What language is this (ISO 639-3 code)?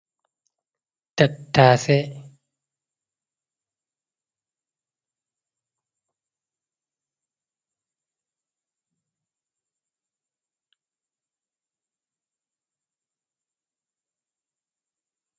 ful